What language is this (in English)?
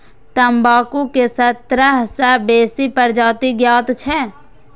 Maithili